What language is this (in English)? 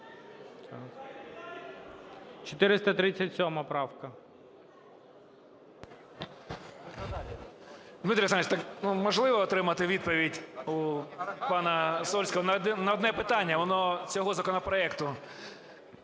Ukrainian